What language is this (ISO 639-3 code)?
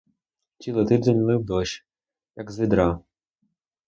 ukr